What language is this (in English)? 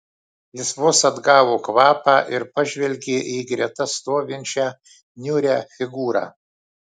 Lithuanian